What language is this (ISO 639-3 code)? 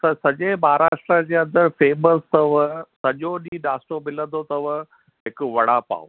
snd